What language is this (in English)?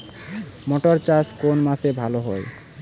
Bangla